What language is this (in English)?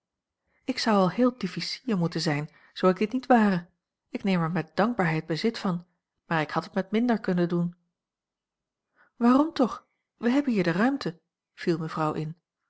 Dutch